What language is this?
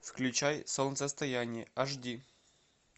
Russian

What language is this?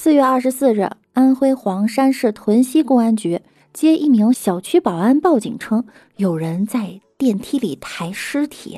Chinese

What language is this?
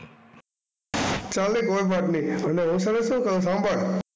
Gujarati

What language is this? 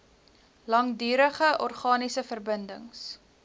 Afrikaans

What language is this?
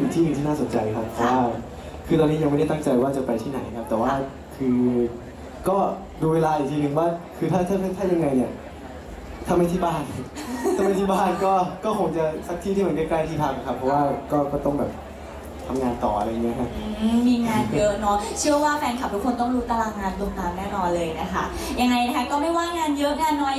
Thai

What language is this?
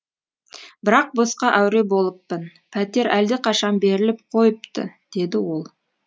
Kazakh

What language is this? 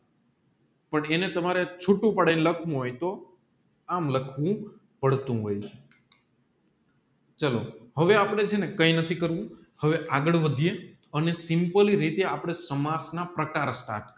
Gujarati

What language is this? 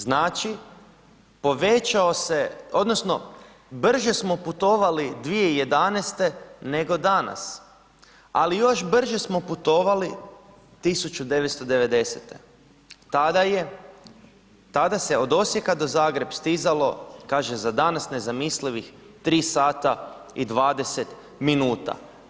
Croatian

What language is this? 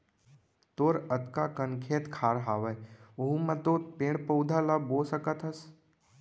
Chhattisgarhi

